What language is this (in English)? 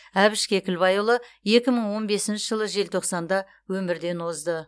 Kazakh